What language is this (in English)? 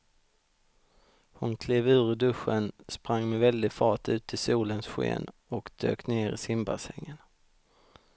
Swedish